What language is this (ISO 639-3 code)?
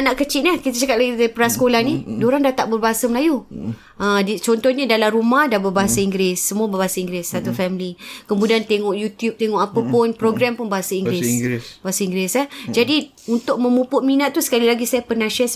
msa